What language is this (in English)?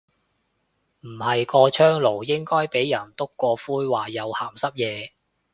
Cantonese